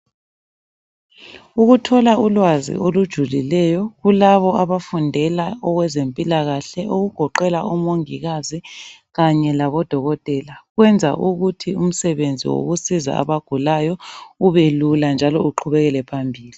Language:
North Ndebele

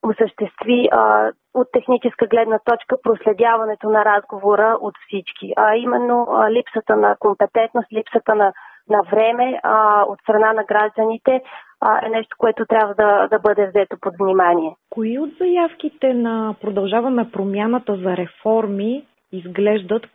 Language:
Bulgarian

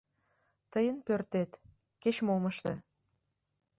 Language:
Mari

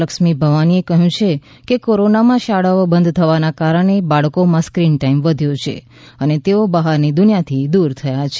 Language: Gujarati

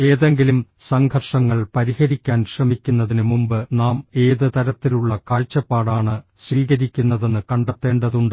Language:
Malayalam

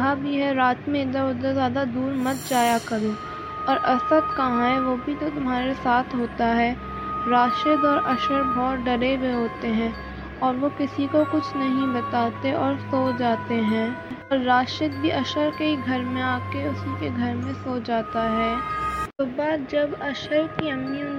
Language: Urdu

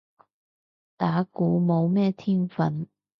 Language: Cantonese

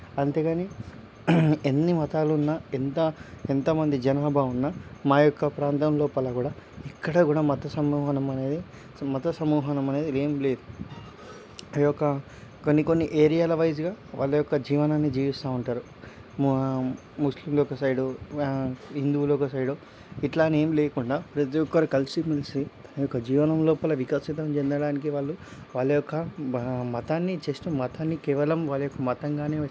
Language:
Telugu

